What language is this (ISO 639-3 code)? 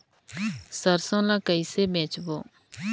hne